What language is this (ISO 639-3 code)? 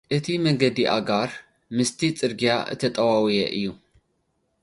tir